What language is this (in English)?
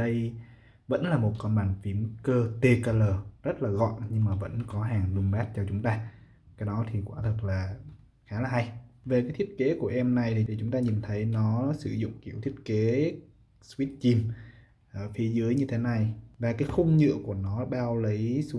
Vietnamese